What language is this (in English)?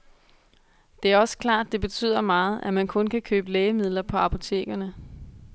Danish